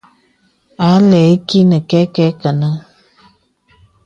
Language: Bebele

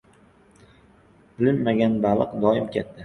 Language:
Uzbek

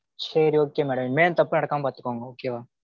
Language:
Tamil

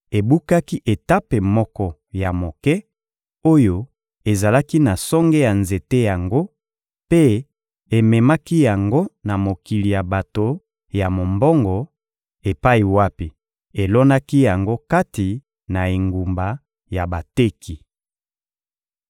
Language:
Lingala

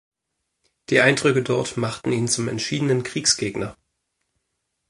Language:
German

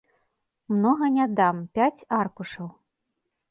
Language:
Belarusian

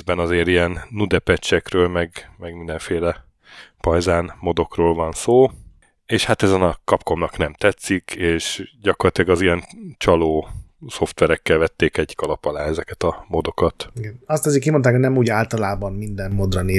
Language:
Hungarian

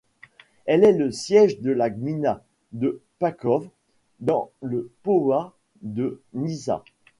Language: French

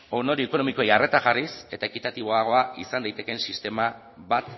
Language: Basque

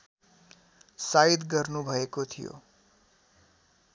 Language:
Nepali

